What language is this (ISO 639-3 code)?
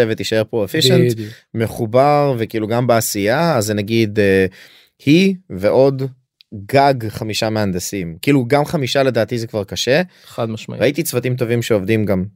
heb